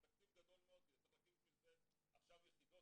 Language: Hebrew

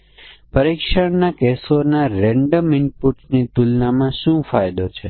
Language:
Gujarati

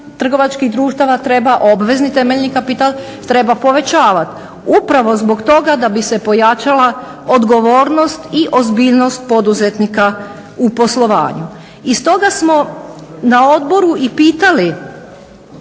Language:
Croatian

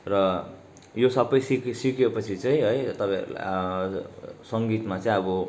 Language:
Nepali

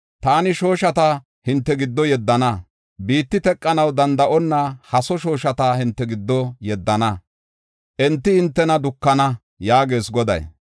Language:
Gofa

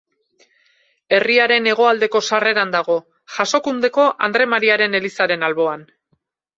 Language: Basque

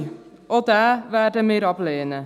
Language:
Swiss German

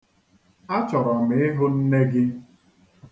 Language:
Igbo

